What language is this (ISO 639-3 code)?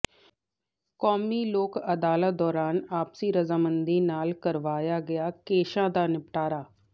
pan